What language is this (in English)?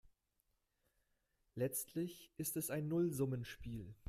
German